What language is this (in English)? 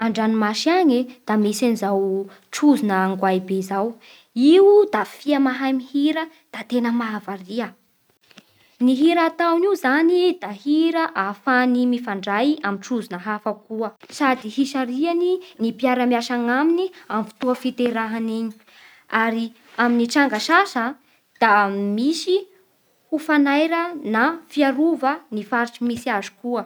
Bara Malagasy